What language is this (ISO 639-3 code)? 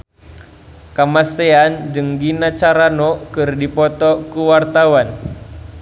sun